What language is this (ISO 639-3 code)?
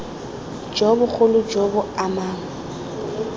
tsn